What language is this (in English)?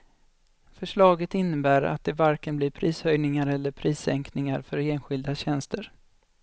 Swedish